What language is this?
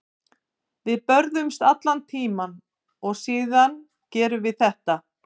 Icelandic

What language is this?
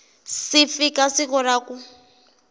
Tsonga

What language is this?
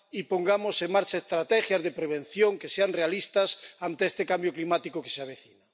Spanish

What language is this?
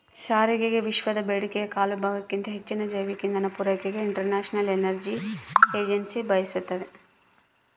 Kannada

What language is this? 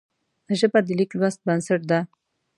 Pashto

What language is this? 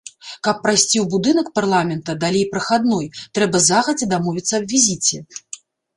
Belarusian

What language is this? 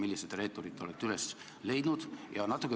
Estonian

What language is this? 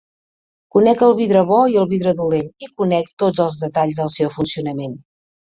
Catalan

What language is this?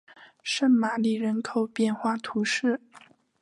Chinese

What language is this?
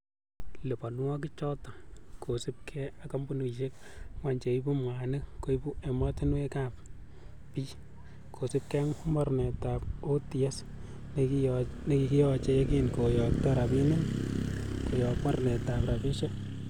Kalenjin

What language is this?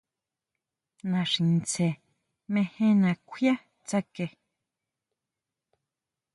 Huautla Mazatec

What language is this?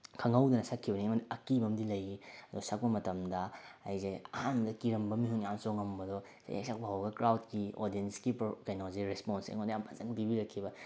Manipuri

